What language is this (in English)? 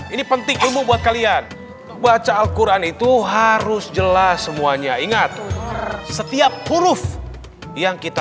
Indonesian